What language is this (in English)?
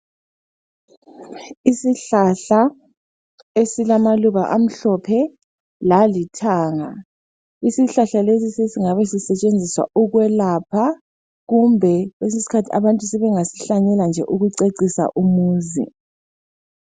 North Ndebele